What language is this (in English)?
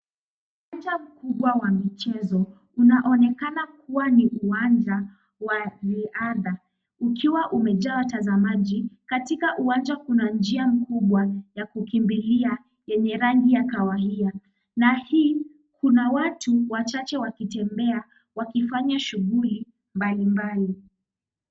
Swahili